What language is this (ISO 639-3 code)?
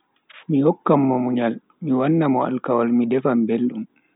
fui